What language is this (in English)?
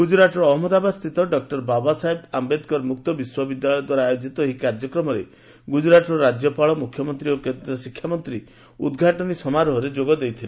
Odia